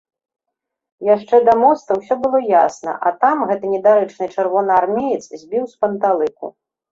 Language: Belarusian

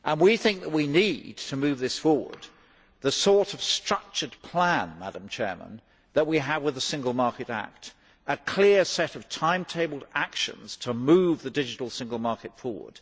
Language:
English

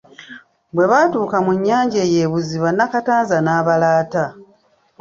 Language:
Ganda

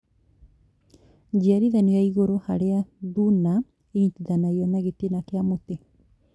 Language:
Kikuyu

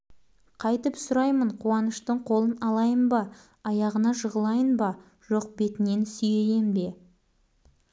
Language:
Kazakh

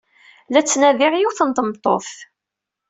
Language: Kabyle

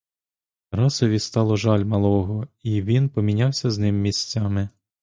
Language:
Ukrainian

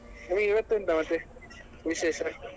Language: Kannada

